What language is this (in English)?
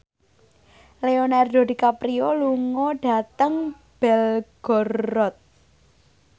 Javanese